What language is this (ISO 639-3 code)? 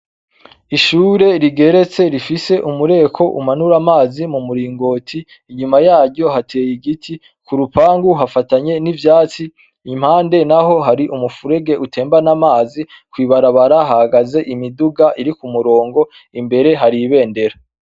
run